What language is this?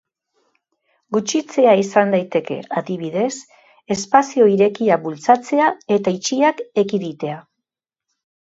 Basque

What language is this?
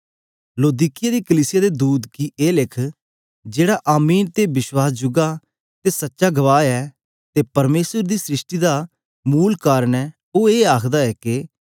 Dogri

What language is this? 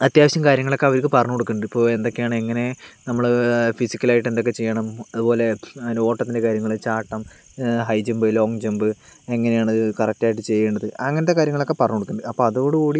Malayalam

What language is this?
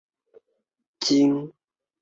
Chinese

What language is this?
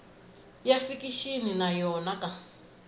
Tsonga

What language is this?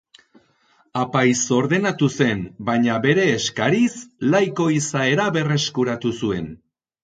Basque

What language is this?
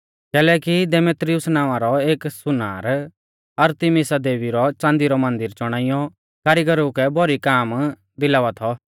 Mahasu Pahari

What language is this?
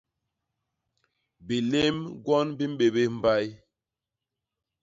Basaa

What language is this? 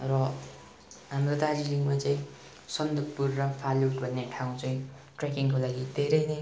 Nepali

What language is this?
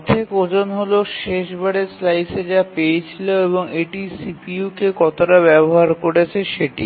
Bangla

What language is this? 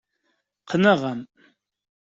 Kabyle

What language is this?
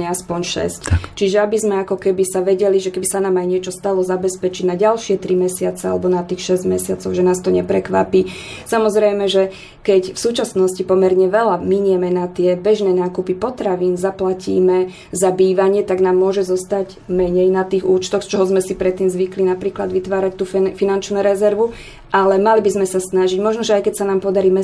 Slovak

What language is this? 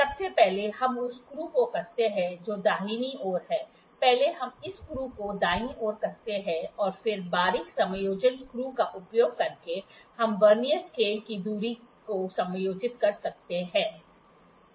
Hindi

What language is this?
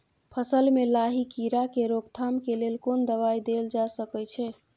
Maithili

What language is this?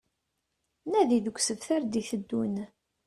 Kabyle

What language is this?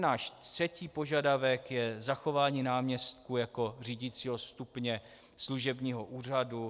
Czech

